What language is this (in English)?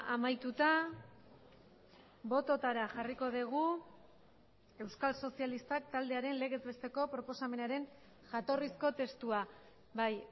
Basque